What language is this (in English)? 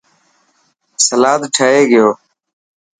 Dhatki